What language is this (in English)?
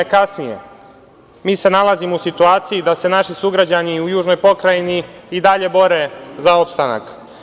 Serbian